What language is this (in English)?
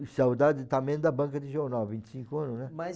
Portuguese